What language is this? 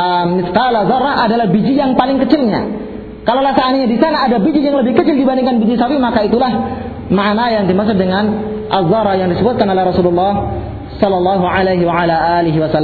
Malay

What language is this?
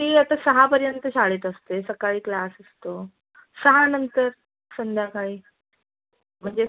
Marathi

